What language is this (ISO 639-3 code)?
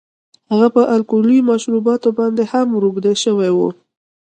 pus